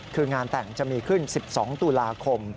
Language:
Thai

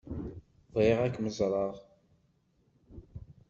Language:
Kabyle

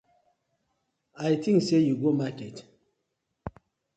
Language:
Nigerian Pidgin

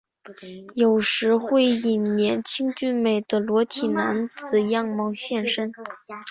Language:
Chinese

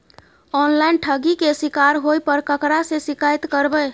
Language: Maithili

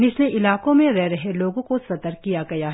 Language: Hindi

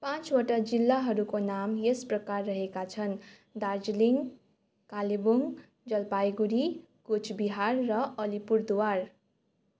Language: Nepali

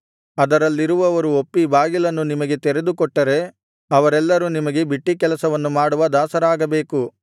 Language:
Kannada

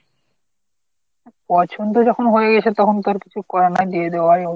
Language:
Bangla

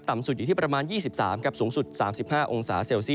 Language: Thai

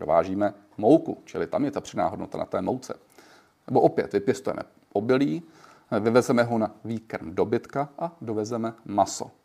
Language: Czech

